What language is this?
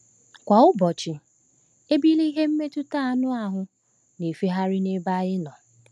Igbo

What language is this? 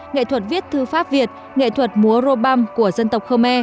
Vietnamese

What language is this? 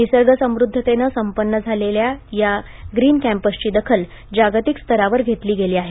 Marathi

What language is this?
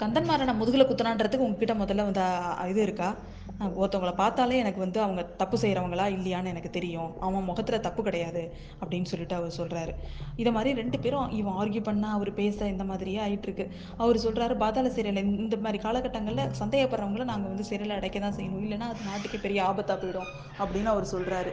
Tamil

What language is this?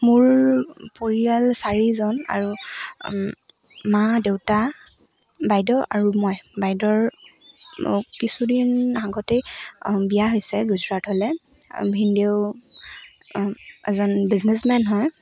Assamese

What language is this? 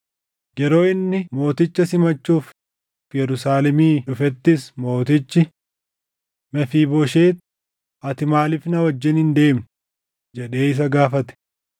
Oromo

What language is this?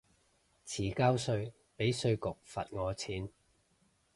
Cantonese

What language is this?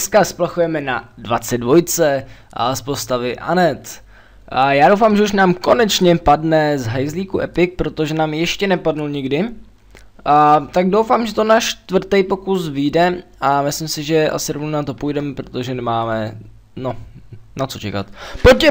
Czech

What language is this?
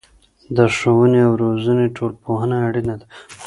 Pashto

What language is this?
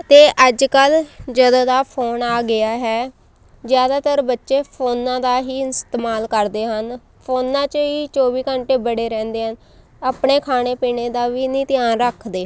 Punjabi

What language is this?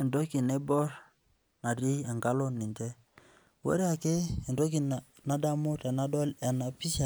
Masai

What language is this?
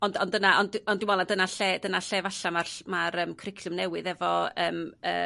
Welsh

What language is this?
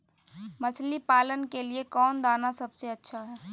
Magahi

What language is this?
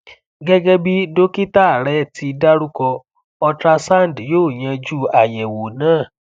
Yoruba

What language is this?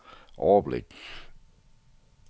Danish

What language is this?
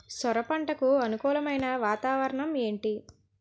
Telugu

